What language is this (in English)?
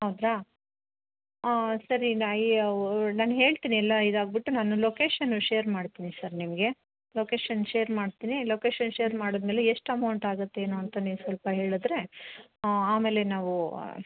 Kannada